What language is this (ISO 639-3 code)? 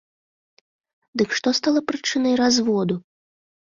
bel